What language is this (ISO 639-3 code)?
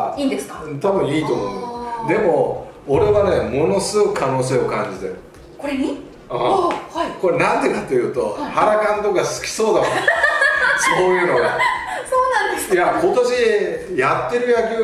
jpn